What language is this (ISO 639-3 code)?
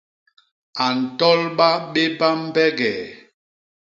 bas